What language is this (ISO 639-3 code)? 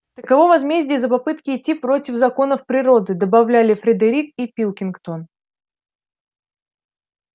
rus